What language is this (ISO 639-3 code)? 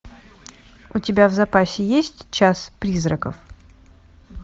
rus